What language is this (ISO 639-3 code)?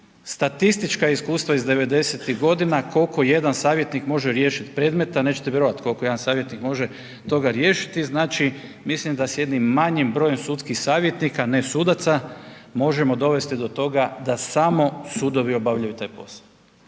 hrv